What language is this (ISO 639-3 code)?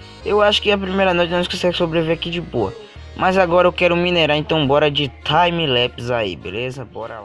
por